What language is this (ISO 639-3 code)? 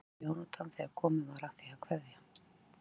isl